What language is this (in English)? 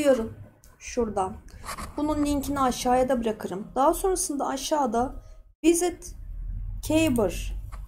Turkish